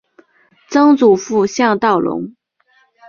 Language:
Chinese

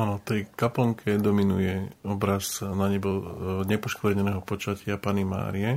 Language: Slovak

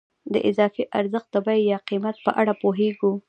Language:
Pashto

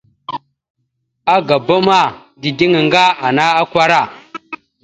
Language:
Mada (Cameroon)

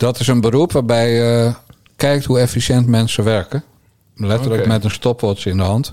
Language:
Dutch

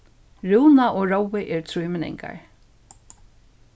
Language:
Faroese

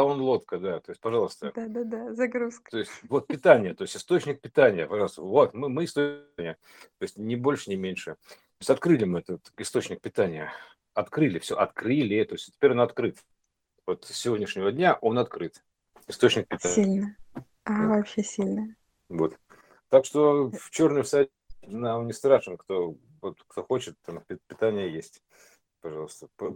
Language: Russian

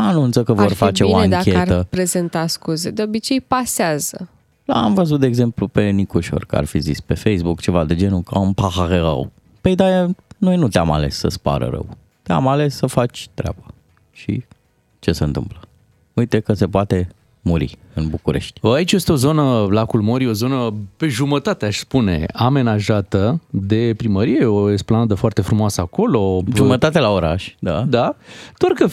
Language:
Romanian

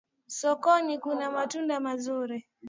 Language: Swahili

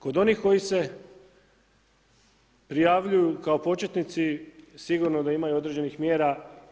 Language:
Croatian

